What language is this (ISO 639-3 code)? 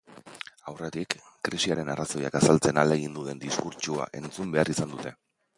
eus